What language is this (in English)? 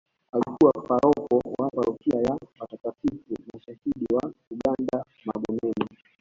Swahili